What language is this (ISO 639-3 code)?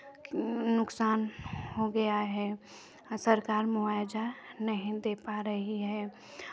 hin